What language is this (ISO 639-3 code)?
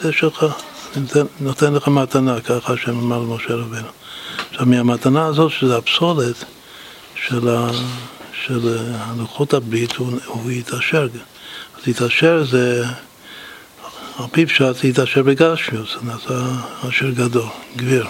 heb